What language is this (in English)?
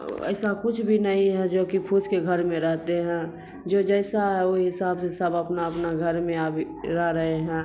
Urdu